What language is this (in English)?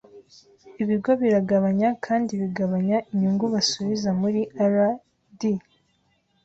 Kinyarwanda